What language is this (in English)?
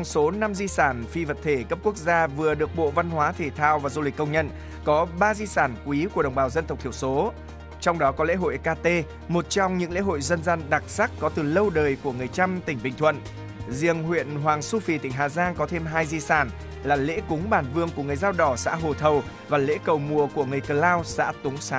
Vietnamese